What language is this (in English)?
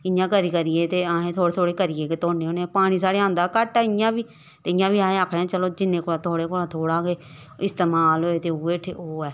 Dogri